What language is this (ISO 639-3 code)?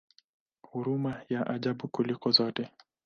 swa